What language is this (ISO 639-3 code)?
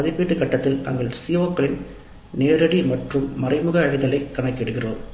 tam